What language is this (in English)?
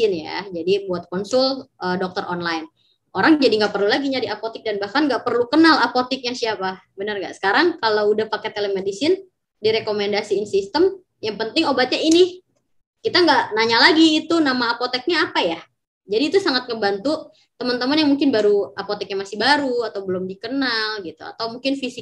Indonesian